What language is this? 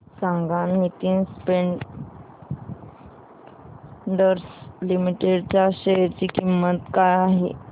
Marathi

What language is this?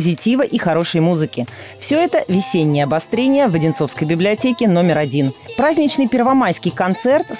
Russian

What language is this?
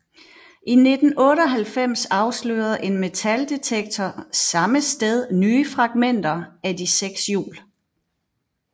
Danish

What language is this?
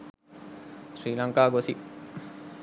Sinhala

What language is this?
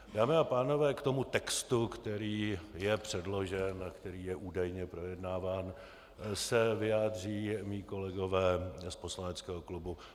Czech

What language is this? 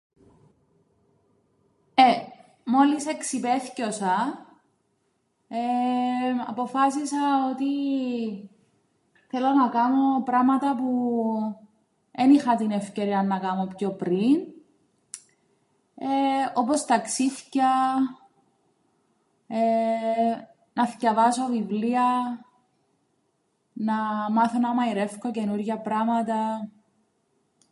Greek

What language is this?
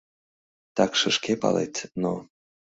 Mari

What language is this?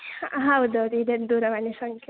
Kannada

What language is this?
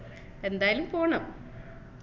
Malayalam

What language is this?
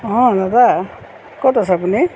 Assamese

